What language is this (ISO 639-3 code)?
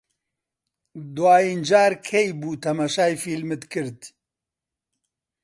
ckb